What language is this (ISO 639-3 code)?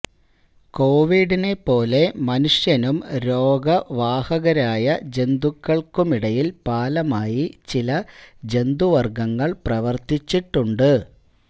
mal